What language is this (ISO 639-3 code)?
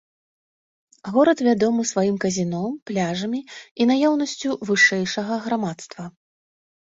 bel